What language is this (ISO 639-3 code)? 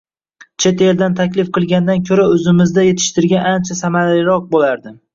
uzb